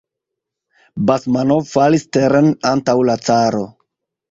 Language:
Esperanto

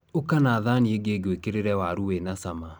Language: Kikuyu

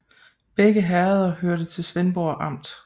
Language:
Danish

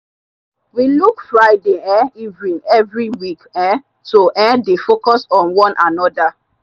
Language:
Nigerian Pidgin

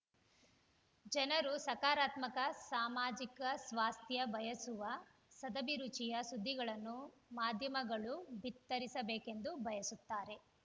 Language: Kannada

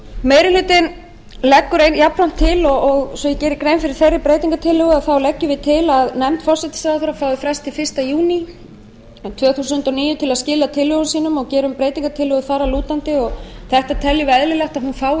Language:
Icelandic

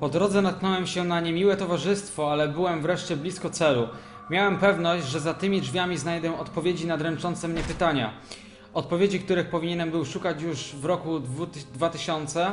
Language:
Polish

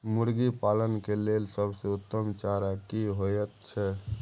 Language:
Maithili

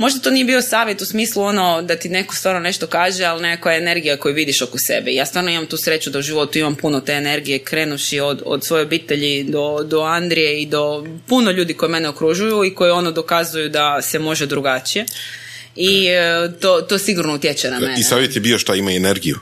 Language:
Croatian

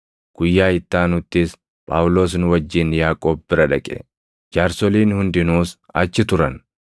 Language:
Oromo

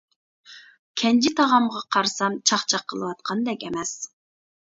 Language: Uyghur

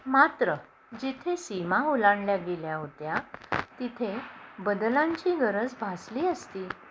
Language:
Marathi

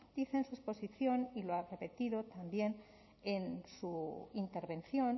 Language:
Spanish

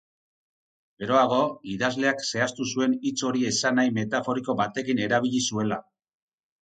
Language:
Basque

